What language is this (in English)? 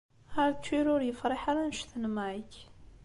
Kabyle